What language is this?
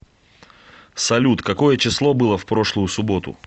Russian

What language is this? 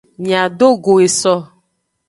Aja (Benin)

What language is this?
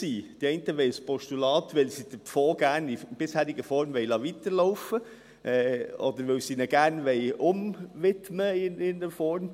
Swiss German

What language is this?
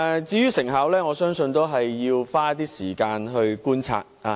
Cantonese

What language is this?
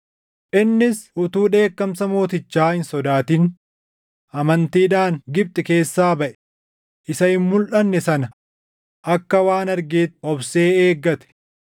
Oromo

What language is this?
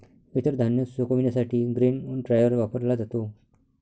Marathi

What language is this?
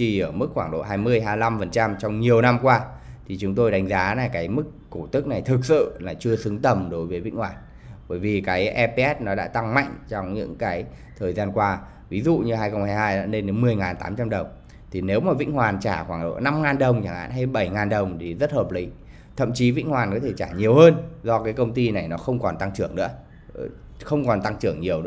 Vietnamese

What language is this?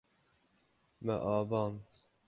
Kurdish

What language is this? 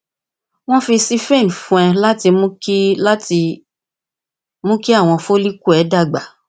Yoruba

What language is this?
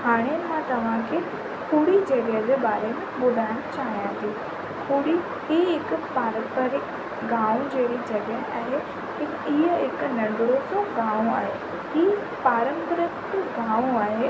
Sindhi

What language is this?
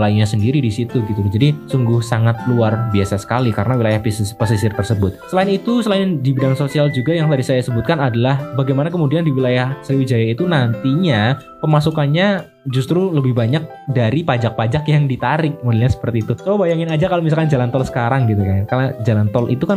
Indonesian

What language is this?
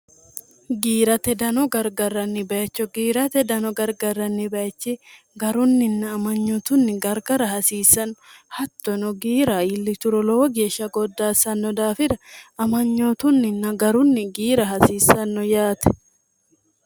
Sidamo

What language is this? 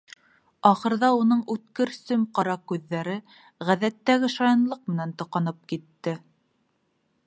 Bashkir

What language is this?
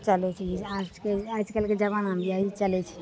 Maithili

